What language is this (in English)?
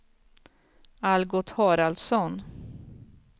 Swedish